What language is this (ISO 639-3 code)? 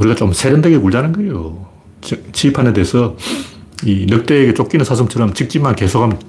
kor